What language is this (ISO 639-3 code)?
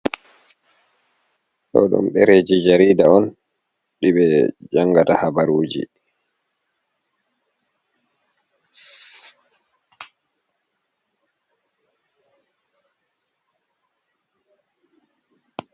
ful